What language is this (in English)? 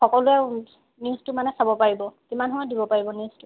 Assamese